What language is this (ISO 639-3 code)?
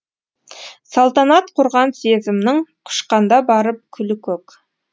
kaz